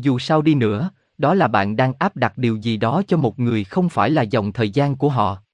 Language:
Vietnamese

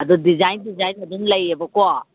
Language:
Manipuri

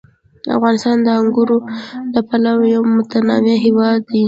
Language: Pashto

